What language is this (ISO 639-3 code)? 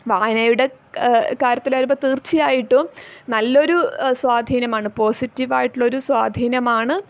mal